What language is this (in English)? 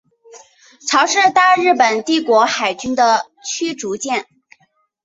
Chinese